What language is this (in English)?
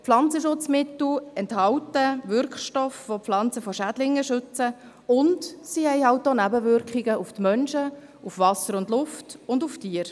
Swiss German